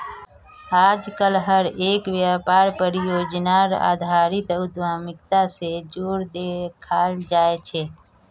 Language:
Magahi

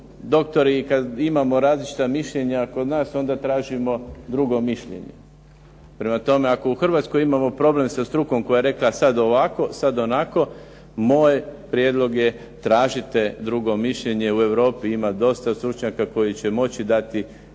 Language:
Croatian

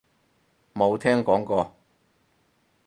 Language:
Cantonese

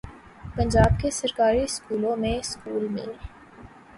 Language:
Urdu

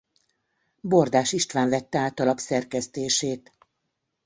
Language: Hungarian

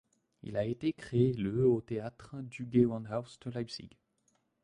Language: French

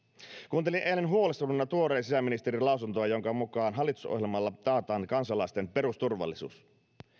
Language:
Finnish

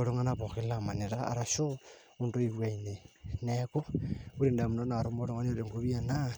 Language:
Masai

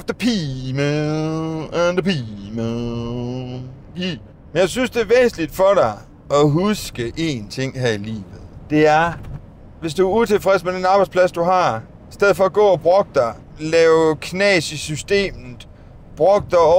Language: Danish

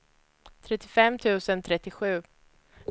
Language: Swedish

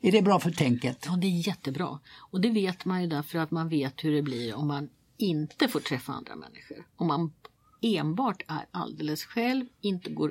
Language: Swedish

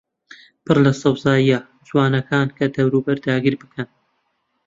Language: Central Kurdish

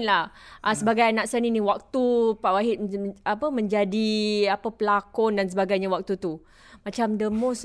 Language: Malay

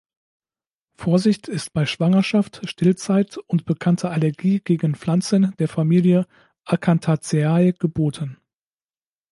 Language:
German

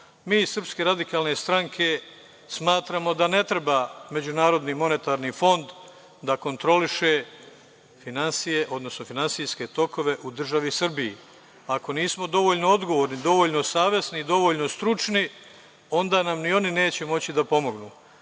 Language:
Serbian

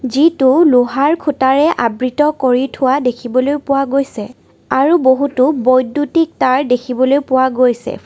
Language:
Assamese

